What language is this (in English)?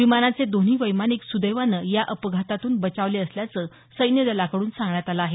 Marathi